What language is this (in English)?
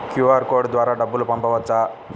Telugu